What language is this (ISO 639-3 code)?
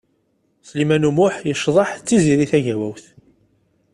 kab